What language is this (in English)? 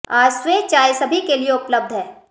Hindi